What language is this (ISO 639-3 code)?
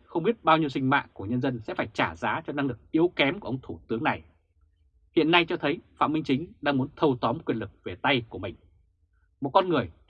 vie